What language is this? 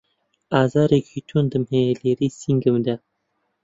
Central Kurdish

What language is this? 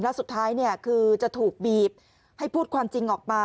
Thai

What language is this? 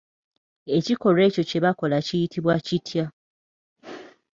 Ganda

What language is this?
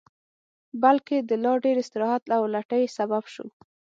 Pashto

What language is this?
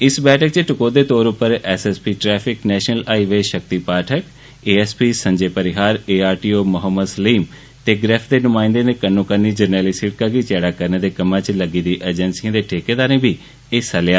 Dogri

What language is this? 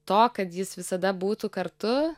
Lithuanian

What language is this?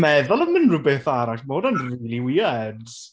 Welsh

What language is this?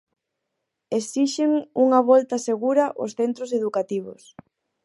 Galician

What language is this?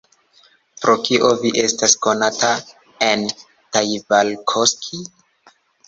Esperanto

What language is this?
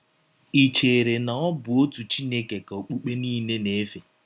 Igbo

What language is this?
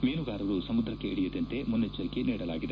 Kannada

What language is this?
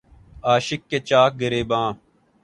Urdu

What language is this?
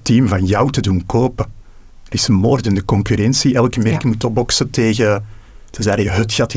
Dutch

